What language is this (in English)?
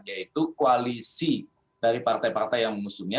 Indonesian